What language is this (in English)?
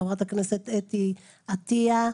Hebrew